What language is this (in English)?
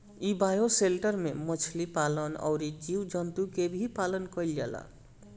Bhojpuri